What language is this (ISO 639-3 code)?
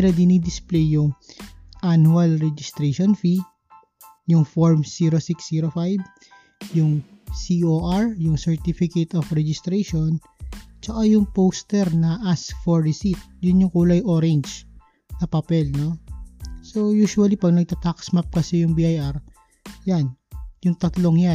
fil